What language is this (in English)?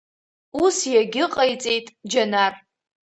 Abkhazian